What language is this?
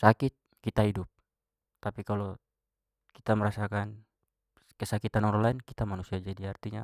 Papuan Malay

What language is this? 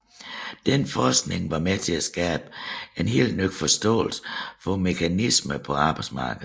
Danish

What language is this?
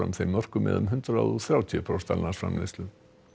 Icelandic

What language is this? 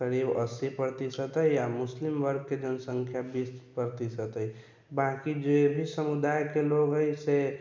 Maithili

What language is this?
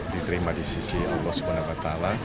Indonesian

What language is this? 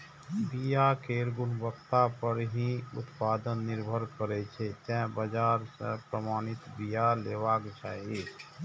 Maithili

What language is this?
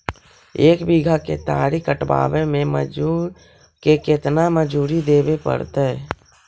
Magahi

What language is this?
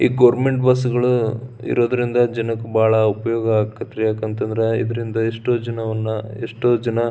Kannada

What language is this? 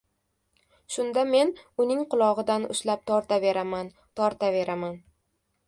Uzbek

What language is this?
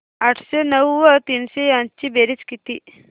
Marathi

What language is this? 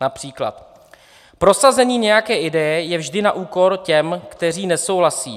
Czech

